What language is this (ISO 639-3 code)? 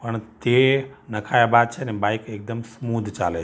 guj